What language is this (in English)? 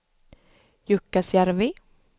Swedish